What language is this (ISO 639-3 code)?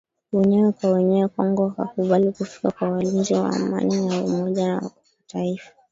swa